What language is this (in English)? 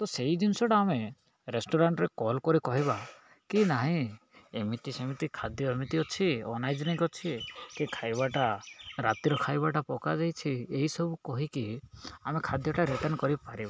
Odia